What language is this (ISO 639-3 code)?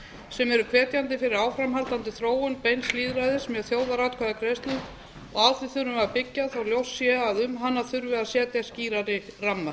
isl